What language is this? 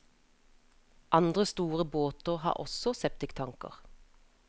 Norwegian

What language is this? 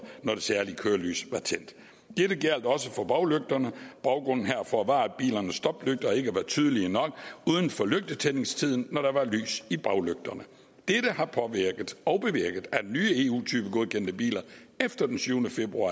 Danish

